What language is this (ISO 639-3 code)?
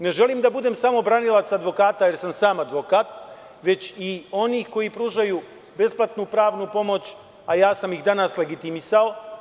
srp